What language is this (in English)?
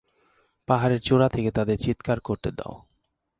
Bangla